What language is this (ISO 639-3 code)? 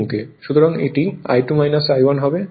ben